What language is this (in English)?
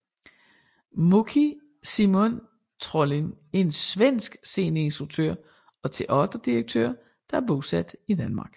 Danish